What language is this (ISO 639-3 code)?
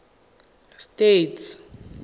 tsn